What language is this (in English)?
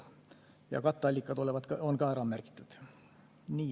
Estonian